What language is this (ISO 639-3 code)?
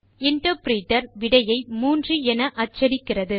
tam